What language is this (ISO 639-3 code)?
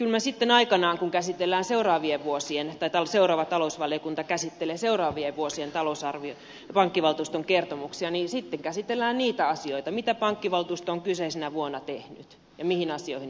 fin